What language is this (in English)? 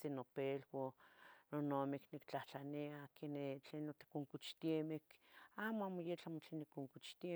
Tetelcingo Nahuatl